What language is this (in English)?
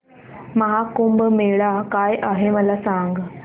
Marathi